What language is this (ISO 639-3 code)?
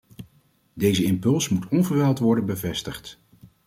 nld